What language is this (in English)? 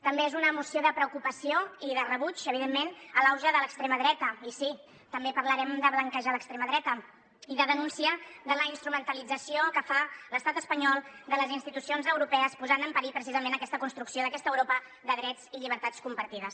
Catalan